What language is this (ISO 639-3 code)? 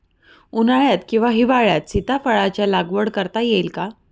mar